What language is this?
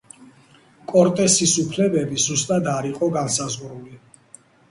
Georgian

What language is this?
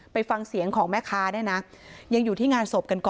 Thai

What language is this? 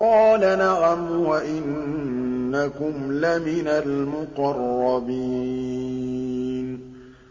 Arabic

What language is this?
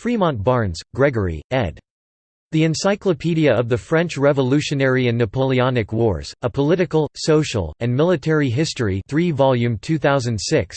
English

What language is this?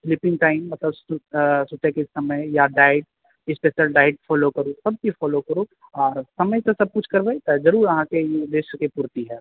Maithili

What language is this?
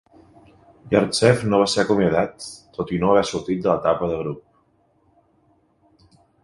Catalan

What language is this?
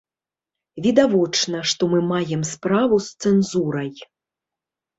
Belarusian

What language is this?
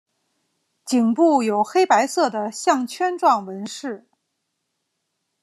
Chinese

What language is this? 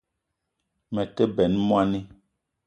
Eton (Cameroon)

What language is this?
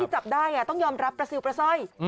Thai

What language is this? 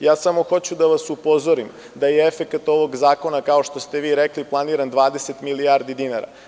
Serbian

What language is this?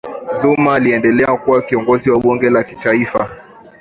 Swahili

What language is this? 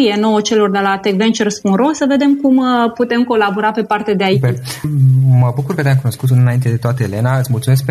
Romanian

